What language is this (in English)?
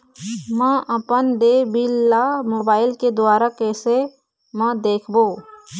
Chhattisgarhi